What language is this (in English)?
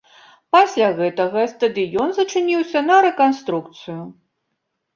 Belarusian